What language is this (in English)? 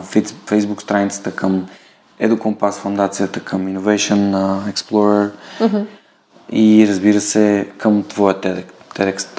Bulgarian